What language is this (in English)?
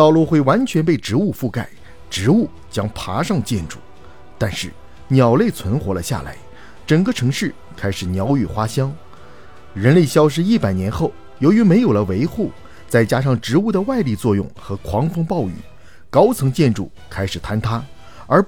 Chinese